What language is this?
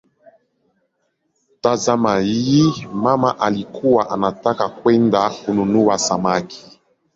Swahili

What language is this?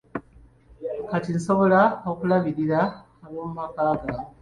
Ganda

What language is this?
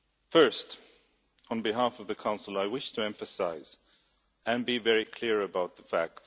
English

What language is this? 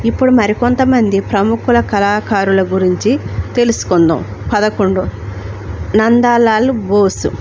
Telugu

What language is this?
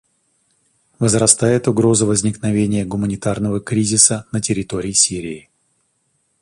Russian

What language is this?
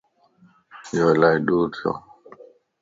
Lasi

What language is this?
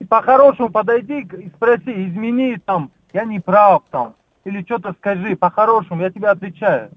Russian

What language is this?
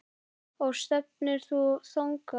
Icelandic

